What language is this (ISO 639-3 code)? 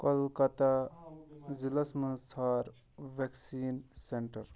kas